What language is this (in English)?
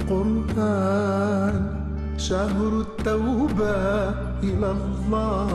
Arabic